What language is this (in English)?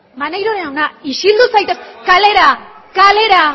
Basque